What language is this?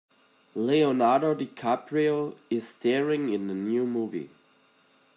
English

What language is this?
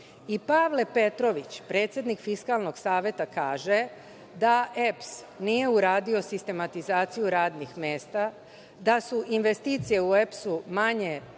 Serbian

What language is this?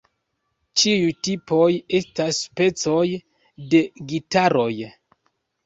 Esperanto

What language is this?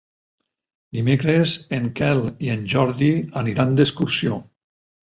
Catalan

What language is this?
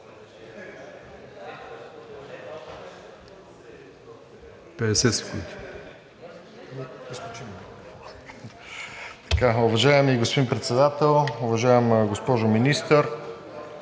Bulgarian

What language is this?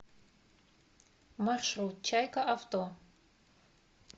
Russian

